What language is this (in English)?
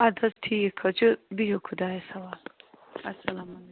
Kashmiri